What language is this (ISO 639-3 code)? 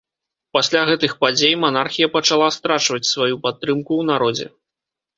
bel